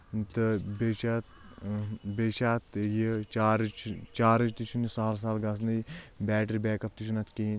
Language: Kashmiri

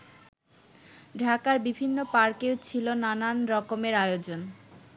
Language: Bangla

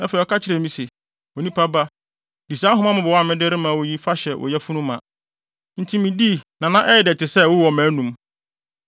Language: Akan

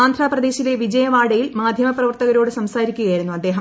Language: Malayalam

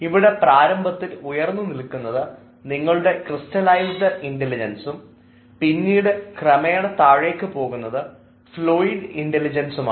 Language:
Malayalam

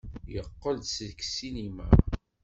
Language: Kabyle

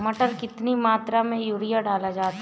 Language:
Hindi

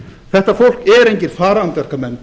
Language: Icelandic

